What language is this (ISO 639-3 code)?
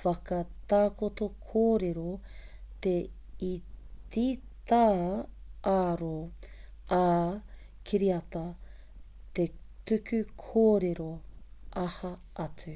mri